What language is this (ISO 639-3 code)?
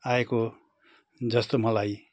nep